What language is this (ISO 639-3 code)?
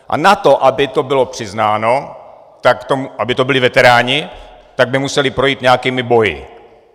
ces